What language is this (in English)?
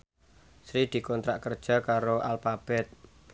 Javanese